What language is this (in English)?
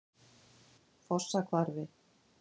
Icelandic